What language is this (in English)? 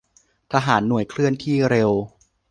Thai